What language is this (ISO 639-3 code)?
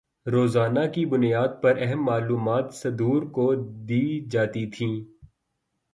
urd